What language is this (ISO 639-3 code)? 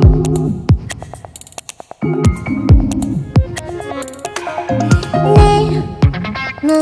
kor